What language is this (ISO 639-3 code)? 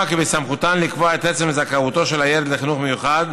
heb